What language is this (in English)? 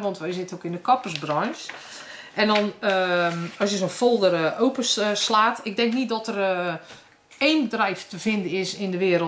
Dutch